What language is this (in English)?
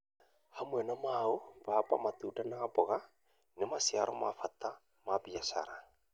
Kikuyu